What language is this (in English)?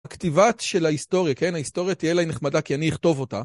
Hebrew